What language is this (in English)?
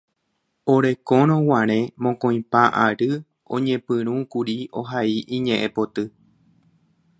Guarani